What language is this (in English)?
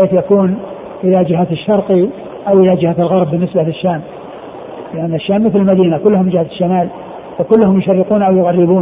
Arabic